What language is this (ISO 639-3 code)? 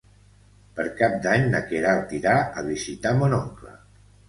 cat